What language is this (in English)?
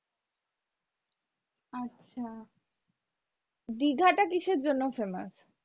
Bangla